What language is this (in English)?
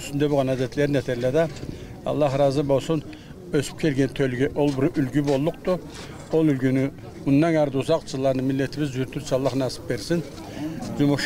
Turkish